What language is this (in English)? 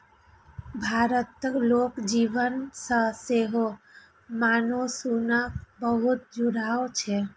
Maithili